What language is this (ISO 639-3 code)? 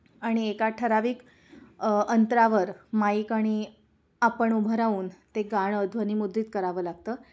mar